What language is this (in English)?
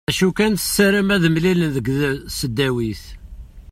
Kabyle